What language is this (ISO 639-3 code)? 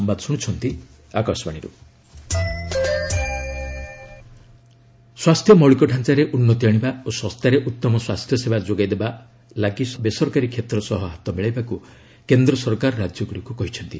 ori